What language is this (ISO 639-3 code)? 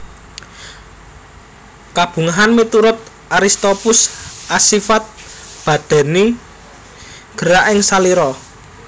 jav